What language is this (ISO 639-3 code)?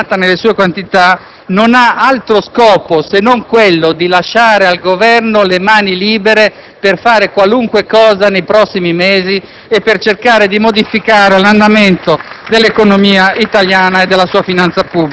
ita